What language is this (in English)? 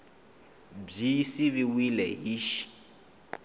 Tsonga